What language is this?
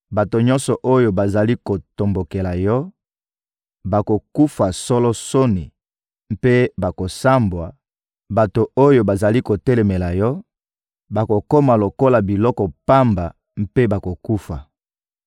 Lingala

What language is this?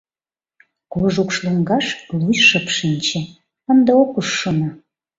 Mari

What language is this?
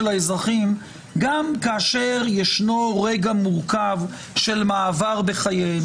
Hebrew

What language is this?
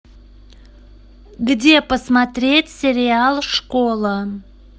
Russian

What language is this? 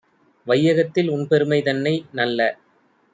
Tamil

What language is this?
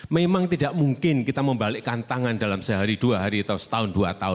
Indonesian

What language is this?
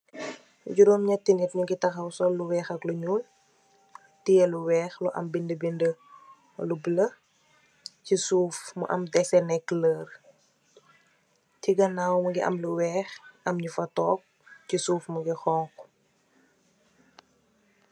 Wolof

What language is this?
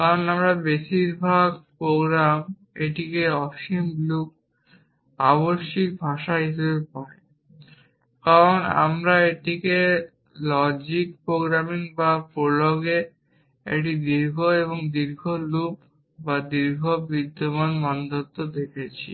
Bangla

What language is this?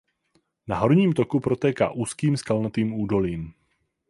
Czech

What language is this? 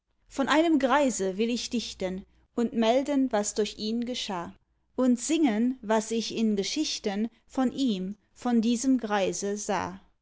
German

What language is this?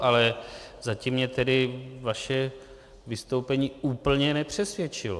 Czech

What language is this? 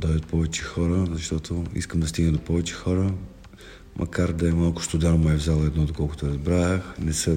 Bulgarian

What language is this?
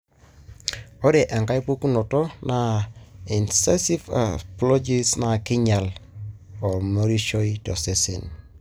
Masai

